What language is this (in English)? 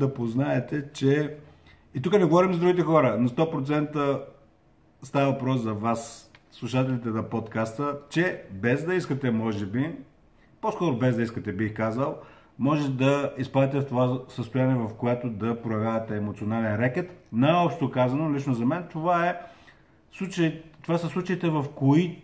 Bulgarian